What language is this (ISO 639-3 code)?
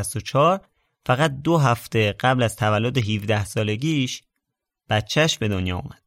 fas